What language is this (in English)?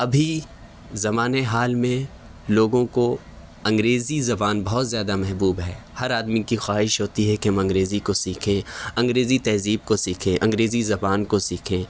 Urdu